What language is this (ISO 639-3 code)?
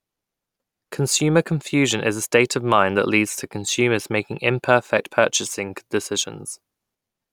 eng